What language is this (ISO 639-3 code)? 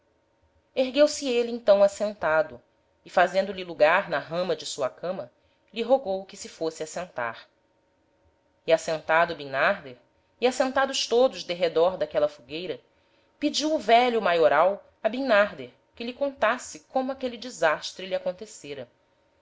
por